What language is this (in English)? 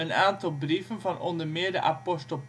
Dutch